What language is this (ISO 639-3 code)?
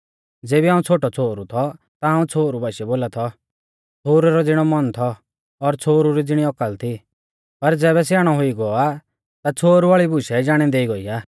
bfz